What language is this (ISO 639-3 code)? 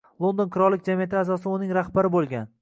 uzb